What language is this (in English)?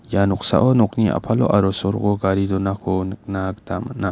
Garo